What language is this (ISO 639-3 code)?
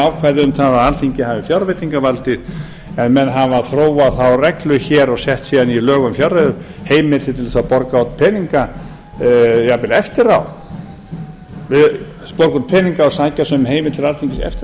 isl